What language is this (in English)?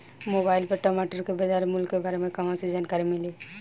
Bhojpuri